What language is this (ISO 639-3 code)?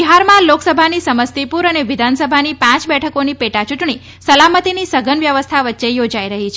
guj